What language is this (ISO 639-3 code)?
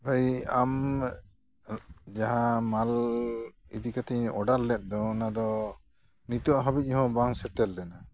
sat